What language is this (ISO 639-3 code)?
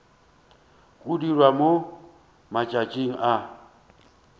nso